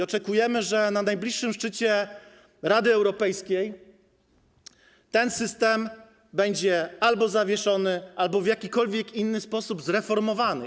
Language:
Polish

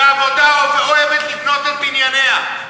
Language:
Hebrew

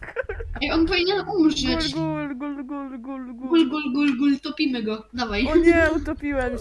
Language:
Polish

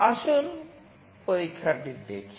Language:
Bangla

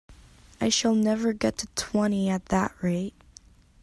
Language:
English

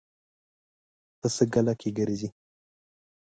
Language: Pashto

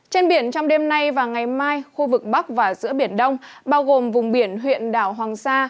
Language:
Vietnamese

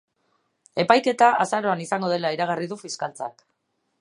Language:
Basque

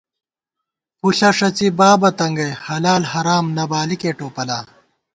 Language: Gawar-Bati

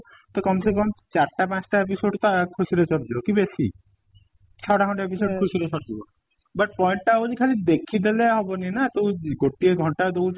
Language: Odia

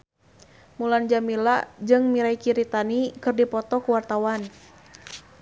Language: Sundanese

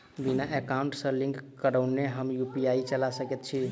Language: Maithili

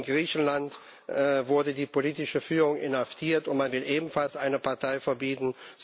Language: German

